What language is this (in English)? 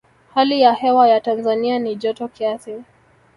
Swahili